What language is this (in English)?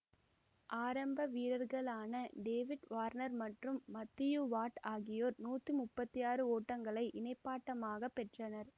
Tamil